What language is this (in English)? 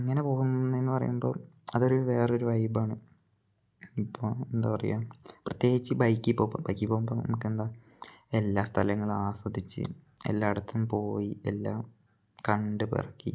Malayalam